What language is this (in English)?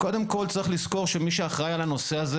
Hebrew